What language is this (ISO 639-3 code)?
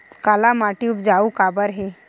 hne